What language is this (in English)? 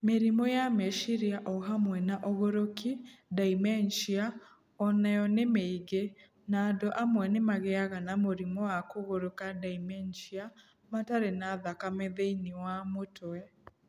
Kikuyu